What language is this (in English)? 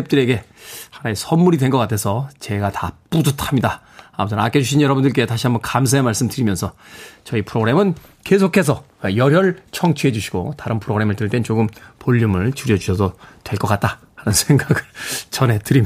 Korean